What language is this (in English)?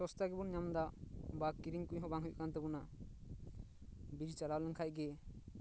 Santali